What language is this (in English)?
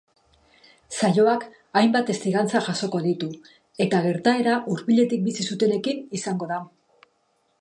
Basque